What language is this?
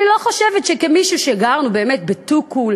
Hebrew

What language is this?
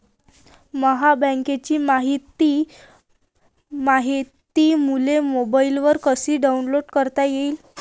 Marathi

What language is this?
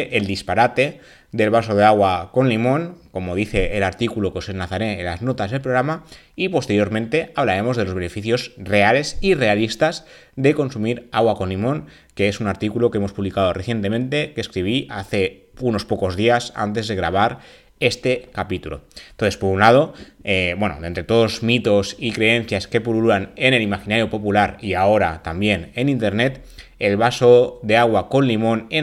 Spanish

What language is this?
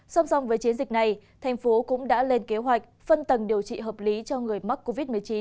Vietnamese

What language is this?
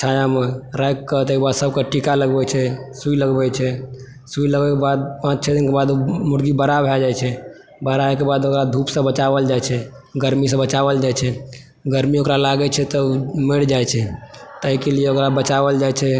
Maithili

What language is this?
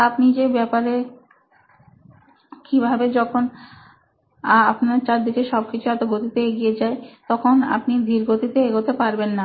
Bangla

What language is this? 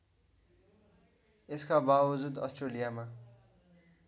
Nepali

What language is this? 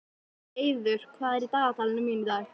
Icelandic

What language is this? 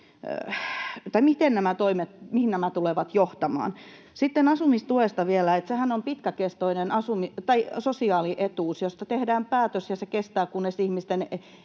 Finnish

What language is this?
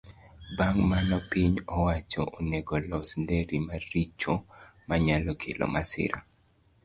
Luo (Kenya and Tanzania)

